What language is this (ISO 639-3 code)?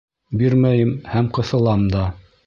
bak